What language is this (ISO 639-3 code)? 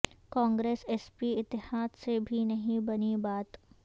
urd